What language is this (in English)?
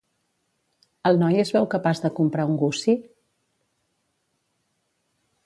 Catalan